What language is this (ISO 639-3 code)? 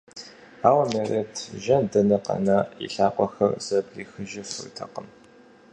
kbd